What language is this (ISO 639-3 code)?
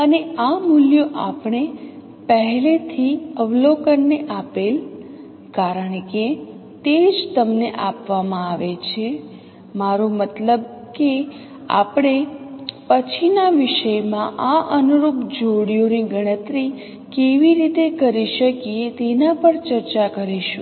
guj